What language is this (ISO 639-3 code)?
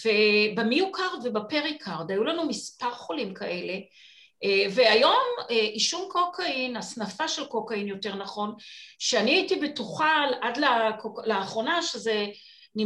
heb